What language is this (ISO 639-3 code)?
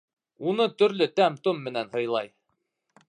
bak